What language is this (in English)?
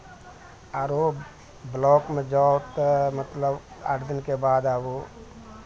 Maithili